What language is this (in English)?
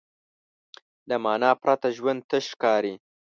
Pashto